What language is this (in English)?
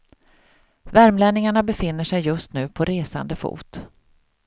Swedish